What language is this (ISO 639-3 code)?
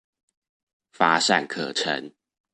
zho